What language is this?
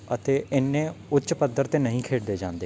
Punjabi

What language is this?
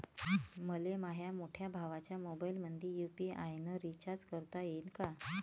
Marathi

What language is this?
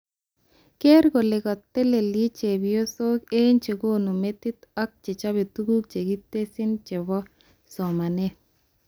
Kalenjin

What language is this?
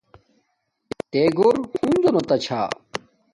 Domaaki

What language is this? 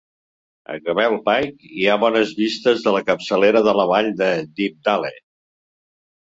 Catalan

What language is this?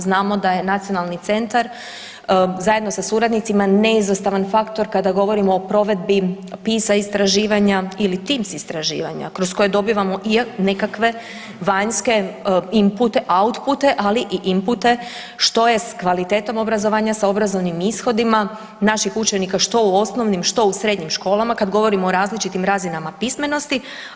Croatian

